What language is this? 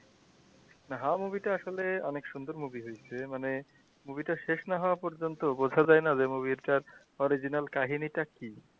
Bangla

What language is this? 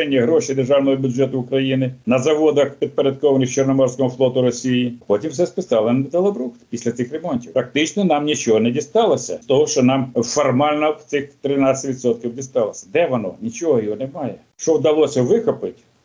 Ukrainian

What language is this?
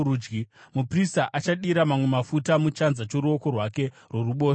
Shona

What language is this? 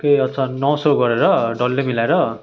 Nepali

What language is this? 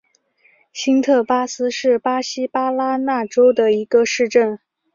Chinese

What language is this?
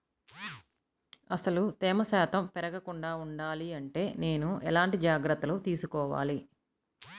Telugu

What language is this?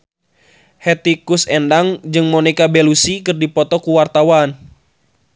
Sundanese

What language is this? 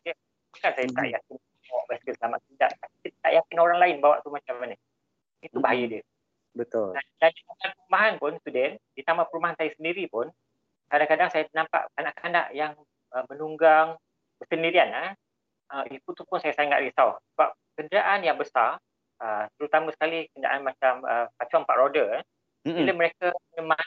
Malay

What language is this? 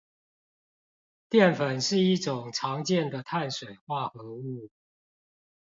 Chinese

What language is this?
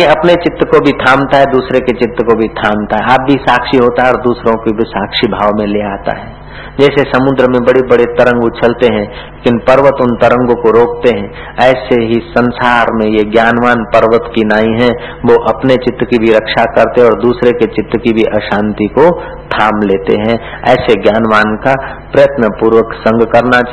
Hindi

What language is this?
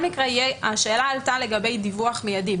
Hebrew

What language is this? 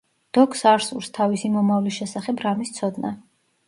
Georgian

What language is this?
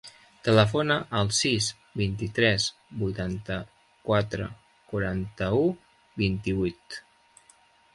Catalan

